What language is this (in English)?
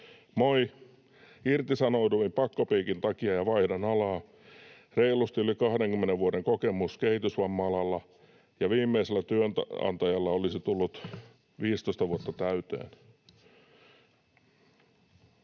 Finnish